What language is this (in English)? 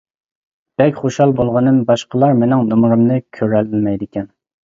Uyghur